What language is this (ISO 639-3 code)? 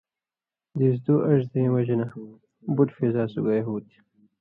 mvy